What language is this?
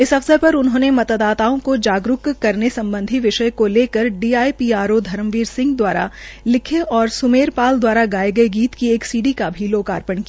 Hindi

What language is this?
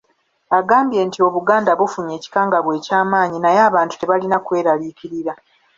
Ganda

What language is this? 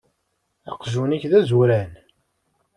Kabyle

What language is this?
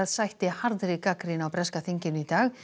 Icelandic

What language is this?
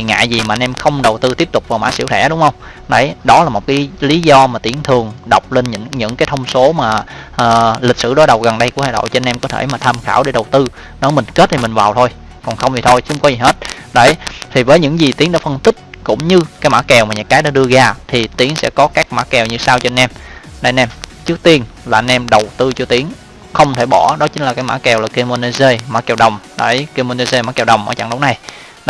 Vietnamese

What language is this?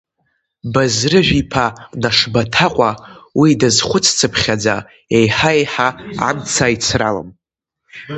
Abkhazian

